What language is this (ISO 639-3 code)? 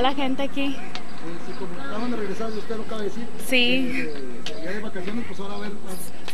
spa